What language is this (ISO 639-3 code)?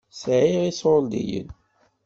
kab